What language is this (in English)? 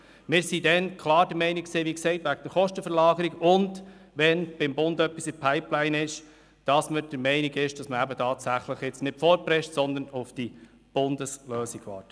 Swiss German